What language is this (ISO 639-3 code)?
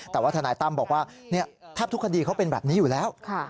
tha